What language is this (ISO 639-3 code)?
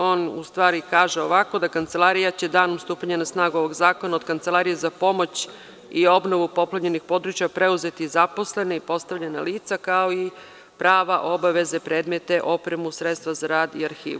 srp